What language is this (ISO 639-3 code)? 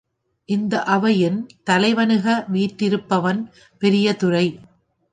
tam